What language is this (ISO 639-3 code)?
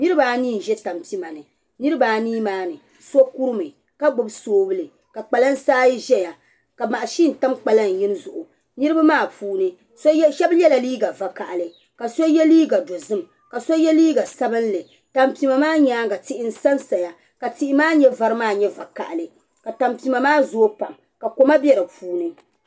dag